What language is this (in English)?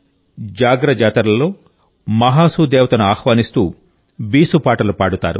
Telugu